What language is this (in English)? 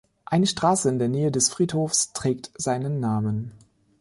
German